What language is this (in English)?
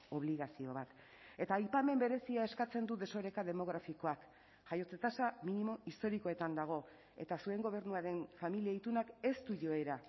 Basque